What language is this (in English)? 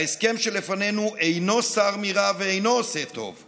Hebrew